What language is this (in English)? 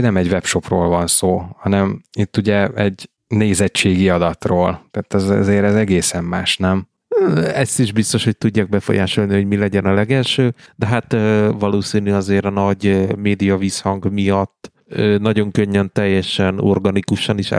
Hungarian